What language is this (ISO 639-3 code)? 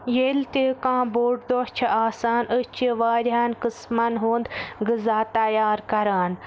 kas